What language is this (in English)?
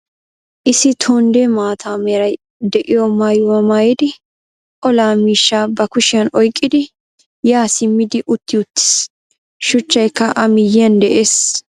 Wolaytta